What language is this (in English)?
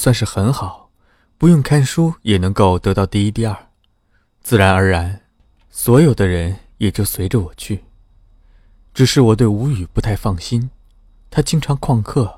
Chinese